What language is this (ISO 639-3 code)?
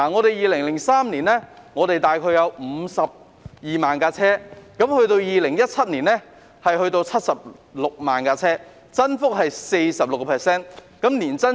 yue